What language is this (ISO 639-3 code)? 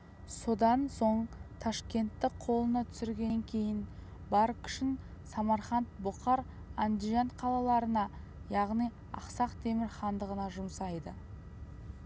kaz